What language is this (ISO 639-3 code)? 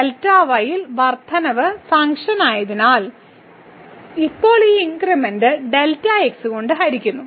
mal